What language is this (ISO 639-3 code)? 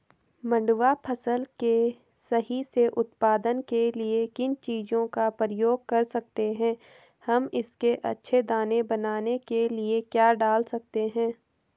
hin